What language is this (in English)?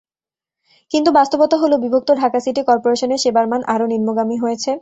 Bangla